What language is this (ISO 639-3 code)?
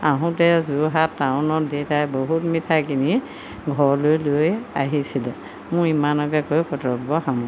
asm